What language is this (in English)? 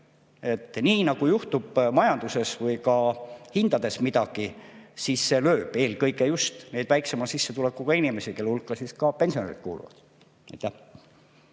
Estonian